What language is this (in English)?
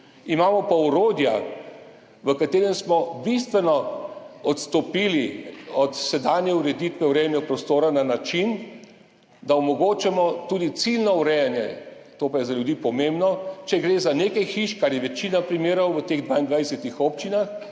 Slovenian